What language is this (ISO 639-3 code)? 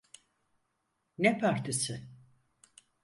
tur